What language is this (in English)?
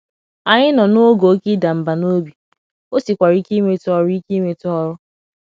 Igbo